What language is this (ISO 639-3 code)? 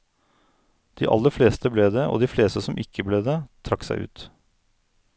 nor